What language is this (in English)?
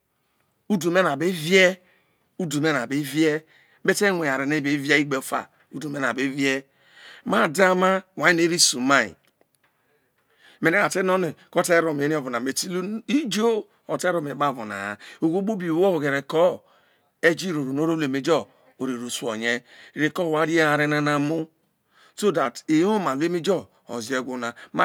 Isoko